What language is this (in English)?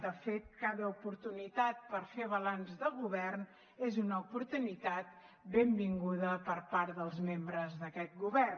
Catalan